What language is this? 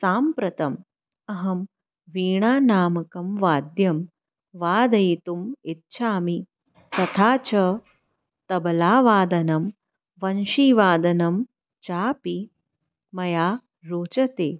Sanskrit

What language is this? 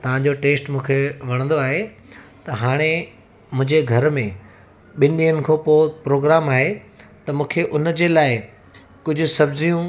Sindhi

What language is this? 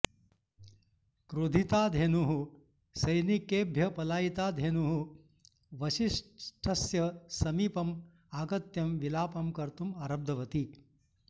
Sanskrit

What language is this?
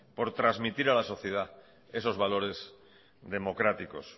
Spanish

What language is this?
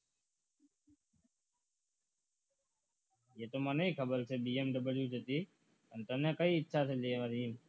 Gujarati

